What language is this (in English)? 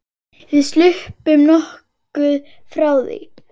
Icelandic